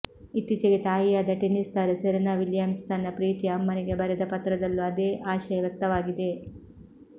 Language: Kannada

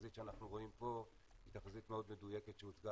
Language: Hebrew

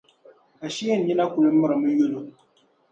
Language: Dagbani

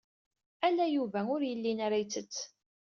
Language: Kabyle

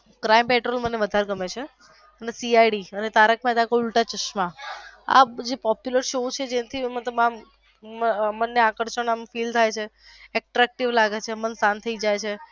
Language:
Gujarati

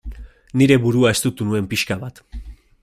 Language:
Basque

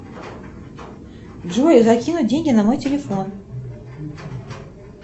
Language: Russian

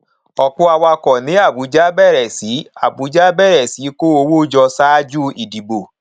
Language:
Yoruba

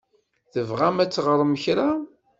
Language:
Kabyle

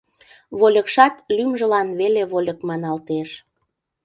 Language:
Mari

